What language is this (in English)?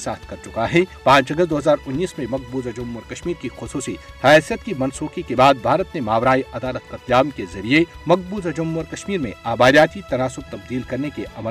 Urdu